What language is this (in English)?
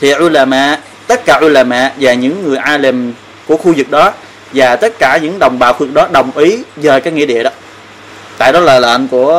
Vietnamese